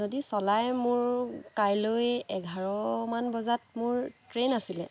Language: Assamese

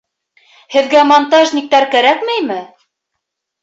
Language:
Bashkir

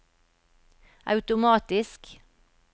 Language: Norwegian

